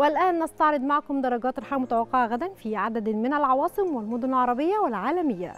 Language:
Arabic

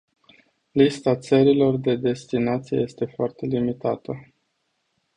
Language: Romanian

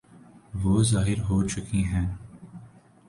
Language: Urdu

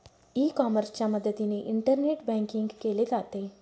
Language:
Marathi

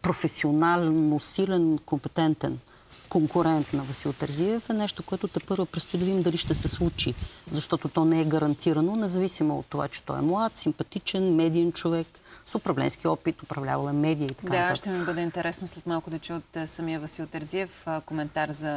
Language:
Bulgarian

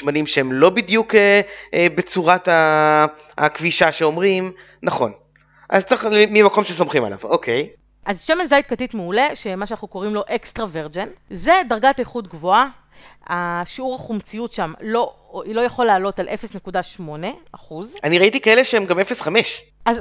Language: Hebrew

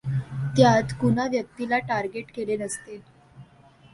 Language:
Marathi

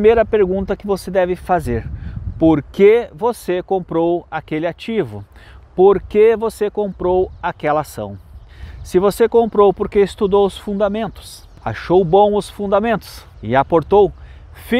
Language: Portuguese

